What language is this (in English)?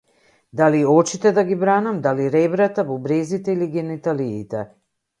Macedonian